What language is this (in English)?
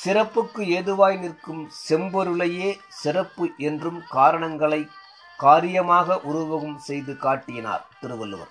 Tamil